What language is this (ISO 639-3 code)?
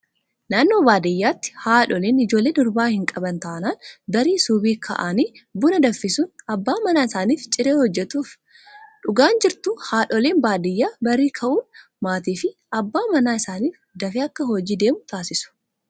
orm